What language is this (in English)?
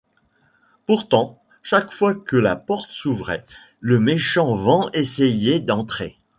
French